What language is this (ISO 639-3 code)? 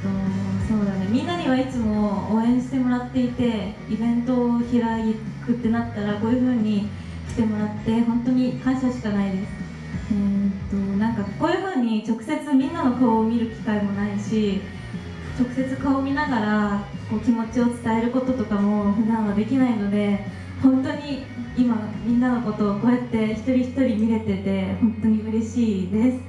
jpn